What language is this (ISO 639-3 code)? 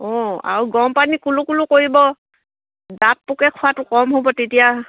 asm